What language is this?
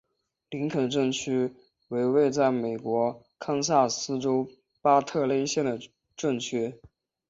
Chinese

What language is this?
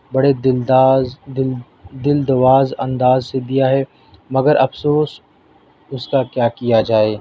Urdu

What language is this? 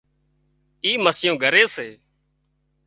Wadiyara Koli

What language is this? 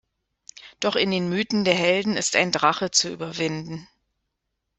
German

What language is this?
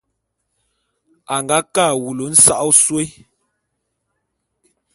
Bulu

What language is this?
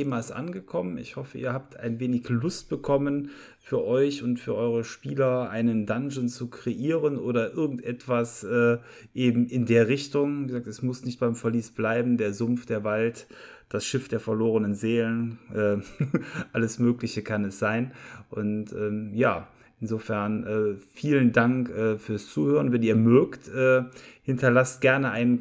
German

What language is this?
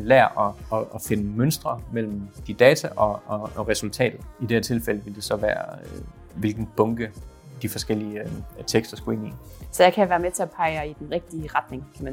Danish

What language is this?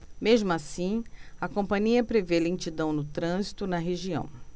Portuguese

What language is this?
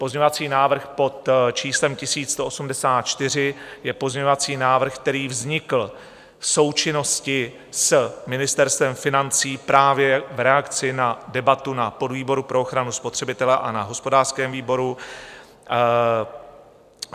Czech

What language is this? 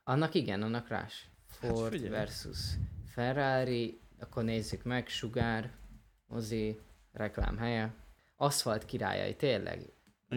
Hungarian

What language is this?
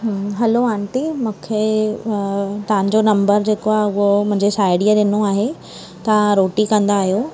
Sindhi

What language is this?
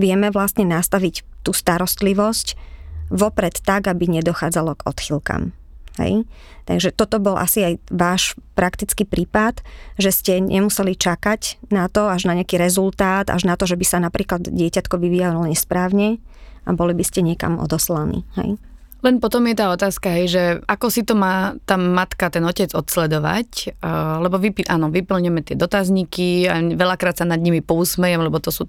Slovak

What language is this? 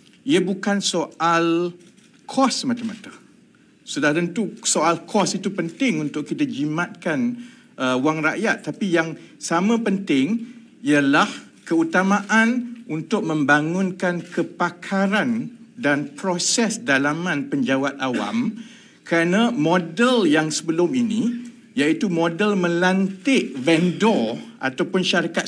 Malay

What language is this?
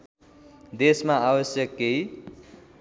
Nepali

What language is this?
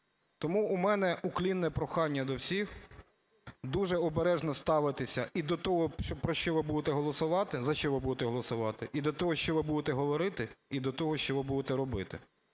Ukrainian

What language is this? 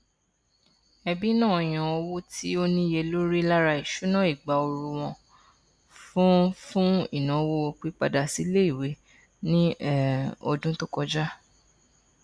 Yoruba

